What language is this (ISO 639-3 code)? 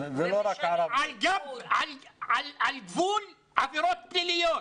heb